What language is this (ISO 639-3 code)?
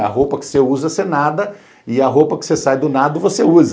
por